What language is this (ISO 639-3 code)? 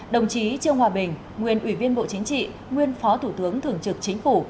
vie